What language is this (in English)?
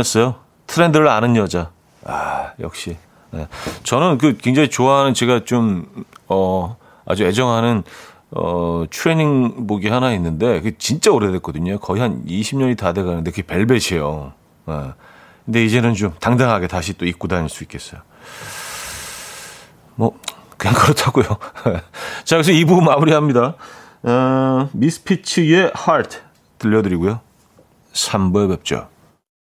Korean